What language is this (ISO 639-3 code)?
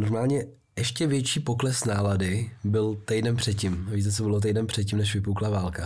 ces